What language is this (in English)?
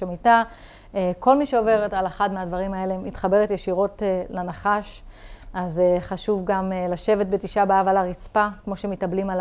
Hebrew